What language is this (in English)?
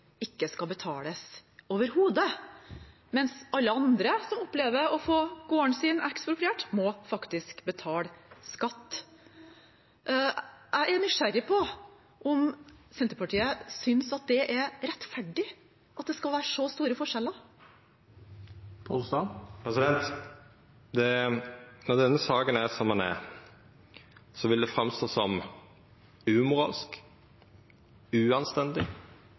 Norwegian